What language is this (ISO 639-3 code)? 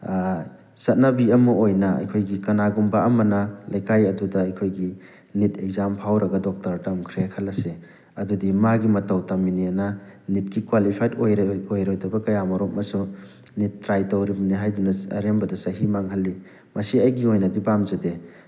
mni